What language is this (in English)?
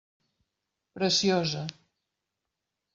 Catalan